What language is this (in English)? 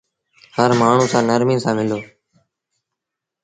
Sindhi Bhil